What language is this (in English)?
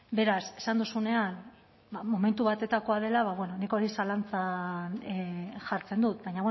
Basque